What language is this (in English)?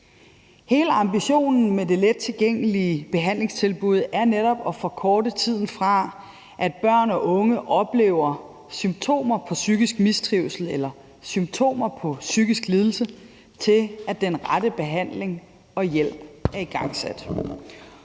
Danish